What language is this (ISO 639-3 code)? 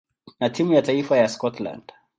swa